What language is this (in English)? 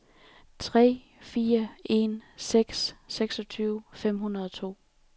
Danish